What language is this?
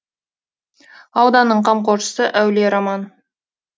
Kazakh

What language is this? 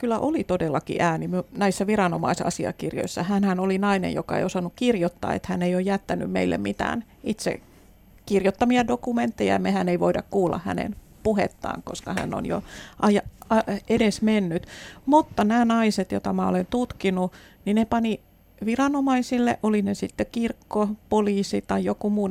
Finnish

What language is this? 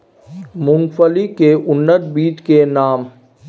Maithili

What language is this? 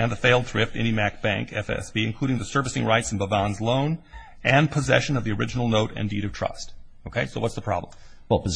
English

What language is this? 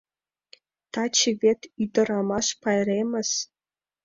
Mari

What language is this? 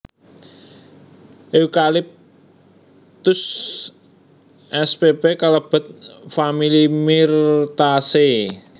Javanese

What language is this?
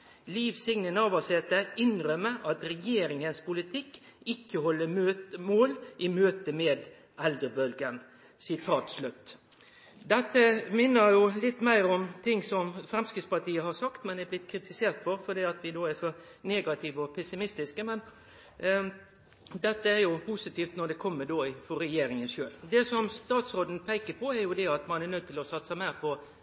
Norwegian Nynorsk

